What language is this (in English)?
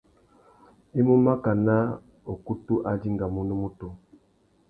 Tuki